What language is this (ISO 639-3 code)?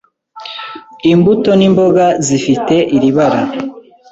kin